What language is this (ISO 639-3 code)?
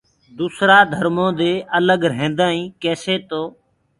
ggg